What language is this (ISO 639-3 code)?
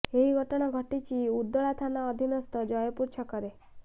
ori